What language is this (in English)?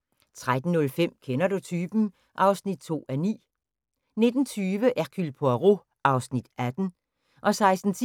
Danish